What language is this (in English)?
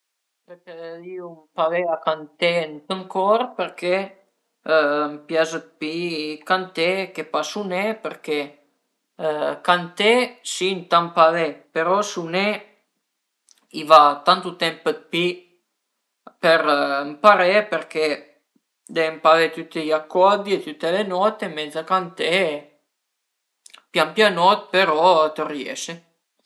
Piedmontese